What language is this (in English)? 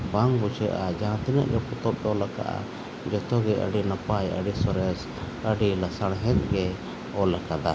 Santali